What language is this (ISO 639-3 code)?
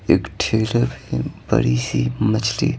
hin